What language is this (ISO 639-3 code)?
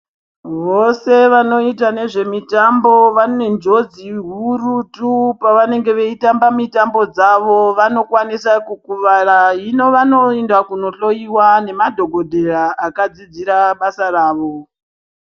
ndc